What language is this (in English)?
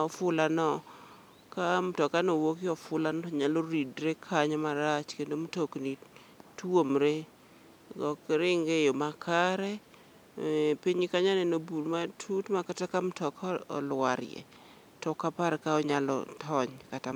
Luo (Kenya and Tanzania)